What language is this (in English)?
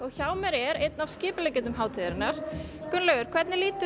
Icelandic